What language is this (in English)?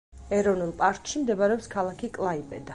Georgian